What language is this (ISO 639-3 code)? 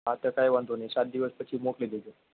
guj